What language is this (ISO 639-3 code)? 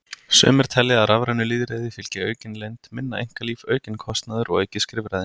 isl